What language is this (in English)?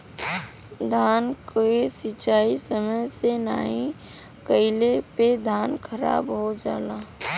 Bhojpuri